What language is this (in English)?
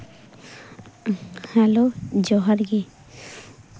Santali